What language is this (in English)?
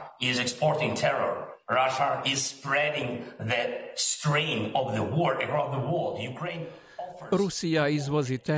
Croatian